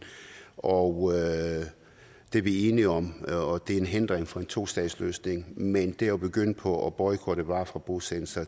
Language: Danish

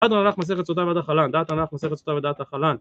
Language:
Hebrew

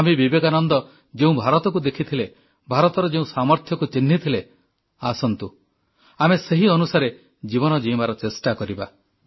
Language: Odia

